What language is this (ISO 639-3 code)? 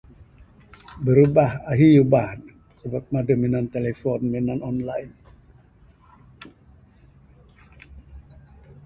sdo